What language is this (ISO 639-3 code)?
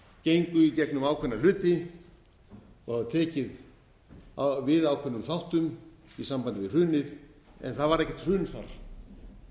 isl